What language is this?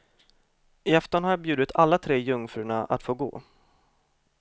Swedish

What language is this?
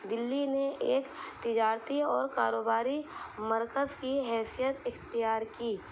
Urdu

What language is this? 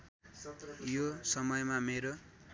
Nepali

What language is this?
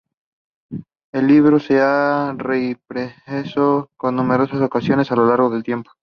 Spanish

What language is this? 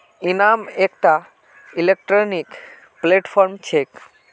Magahi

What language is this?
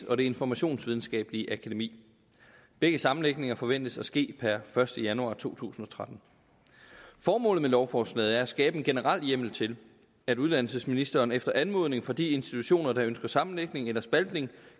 Danish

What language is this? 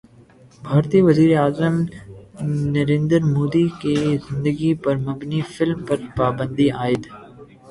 Urdu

